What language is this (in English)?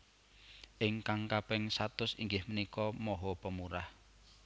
Javanese